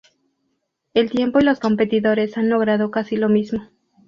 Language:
Spanish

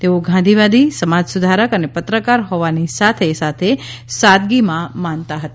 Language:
Gujarati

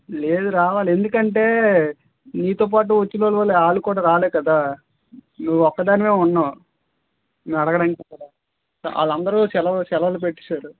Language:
Telugu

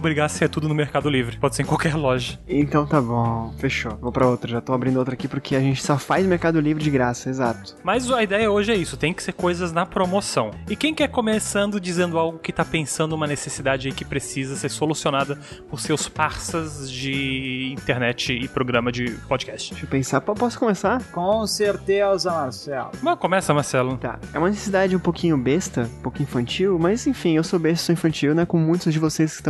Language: Portuguese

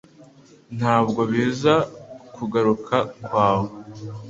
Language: Kinyarwanda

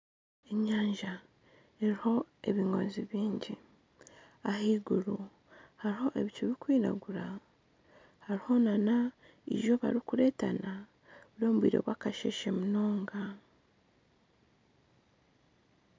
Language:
Nyankole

